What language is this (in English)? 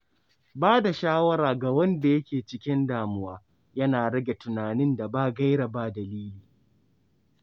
Hausa